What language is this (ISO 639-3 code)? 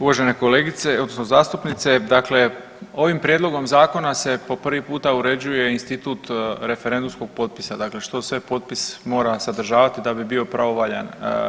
hrv